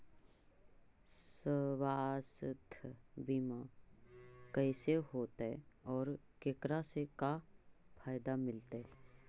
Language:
Magahi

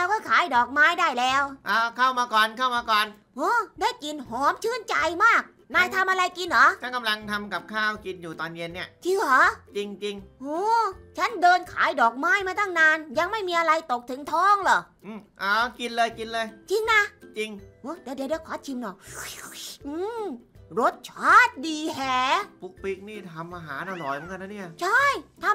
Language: Thai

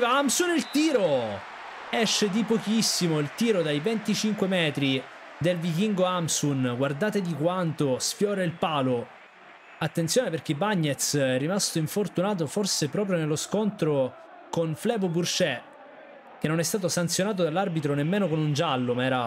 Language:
Italian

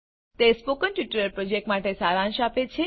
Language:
Gujarati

